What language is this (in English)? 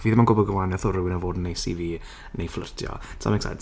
Welsh